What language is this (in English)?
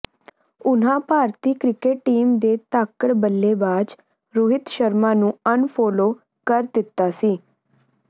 Punjabi